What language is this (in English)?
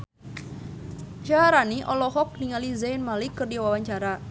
Sundanese